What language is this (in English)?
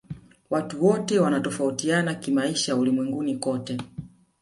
Swahili